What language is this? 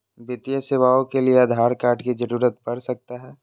Magahi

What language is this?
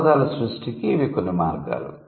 Telugu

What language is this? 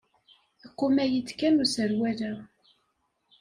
Kabyle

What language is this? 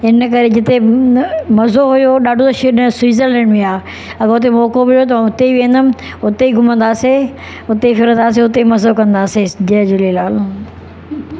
Sindhi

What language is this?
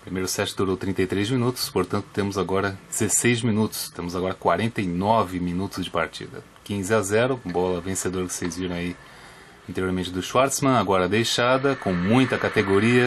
Portuguese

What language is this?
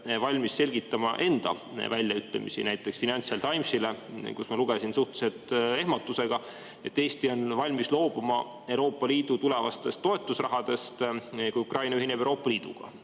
Estonian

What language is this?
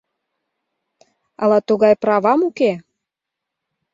Mari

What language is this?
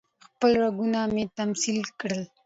Pashto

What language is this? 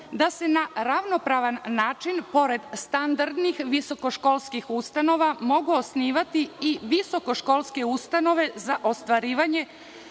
Serbian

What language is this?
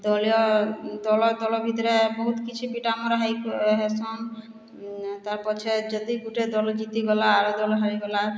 Odia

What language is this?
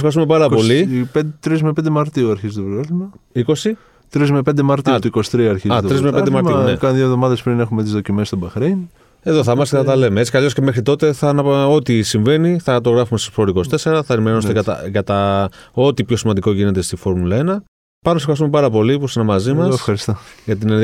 Greek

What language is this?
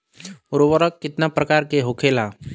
Bhojpuri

